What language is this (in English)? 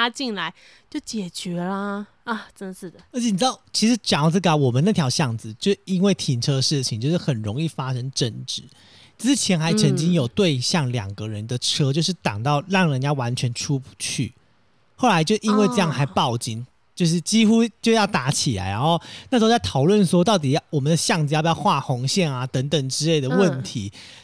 Chinese